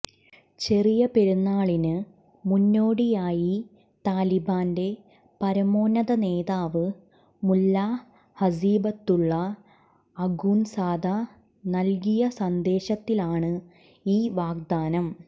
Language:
Malayalam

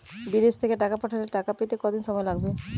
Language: Bangla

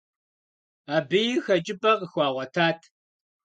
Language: Kabardian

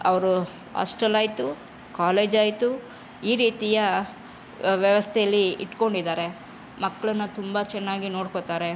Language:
Kannada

